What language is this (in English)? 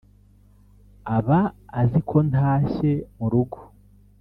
Kinyarwanda